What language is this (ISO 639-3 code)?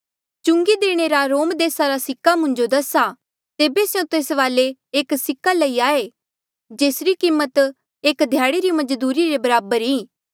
mjl